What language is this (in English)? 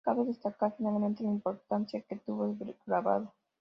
Spanish